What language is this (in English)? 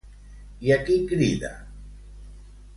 Catalan